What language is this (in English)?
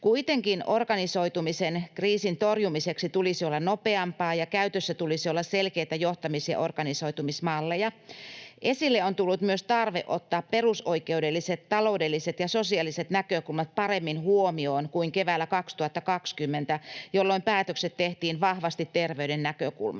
Finnish